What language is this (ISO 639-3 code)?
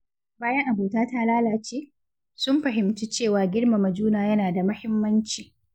hau